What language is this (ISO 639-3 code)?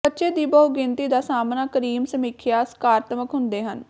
pan